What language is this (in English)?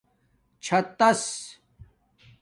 Domaaki